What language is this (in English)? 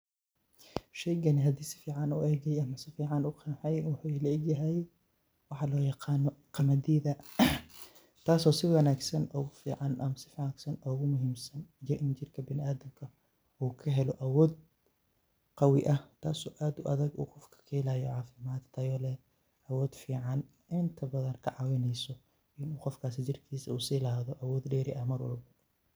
Somali